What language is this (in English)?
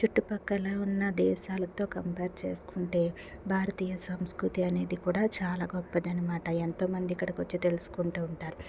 Telugu